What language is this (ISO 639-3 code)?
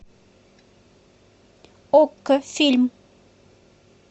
rus